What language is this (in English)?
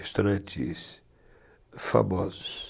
Portuguese